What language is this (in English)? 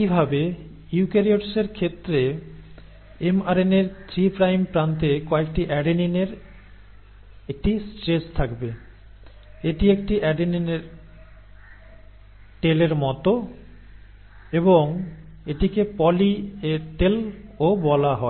Bangla